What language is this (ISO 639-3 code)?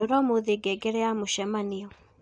kik